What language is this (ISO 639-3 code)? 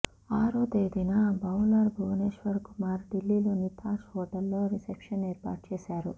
tel